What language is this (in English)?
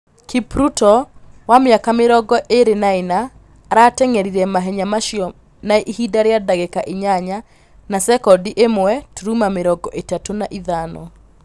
Kikuyu